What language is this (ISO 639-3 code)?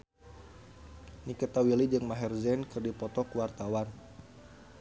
sun